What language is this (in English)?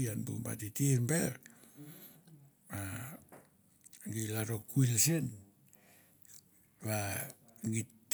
Mandara